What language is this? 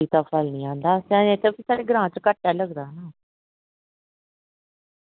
Dogri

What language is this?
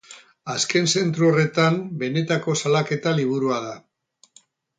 Basque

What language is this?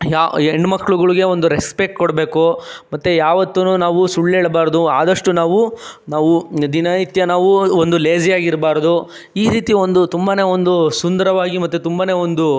Kannada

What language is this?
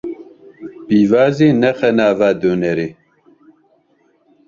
Kurdish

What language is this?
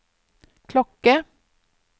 Norwegian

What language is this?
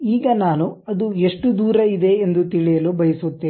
Kannada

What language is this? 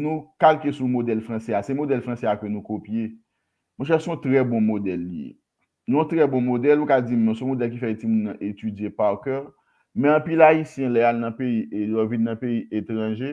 French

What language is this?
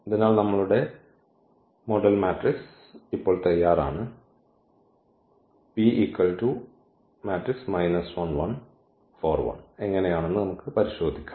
Malayalam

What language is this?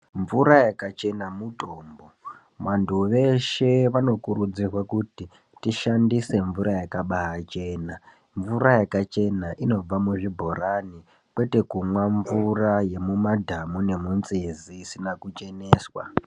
Ndau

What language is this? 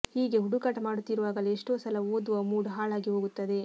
Kannada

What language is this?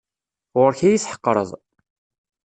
Kabyle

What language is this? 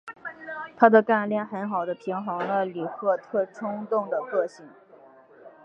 Chinese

